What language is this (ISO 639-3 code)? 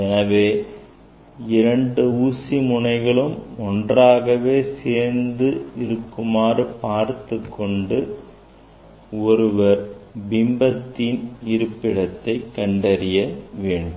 tam